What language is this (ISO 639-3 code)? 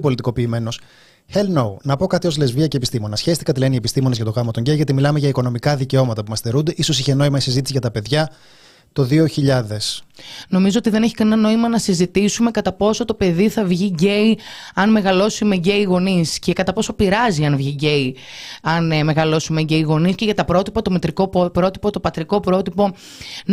ell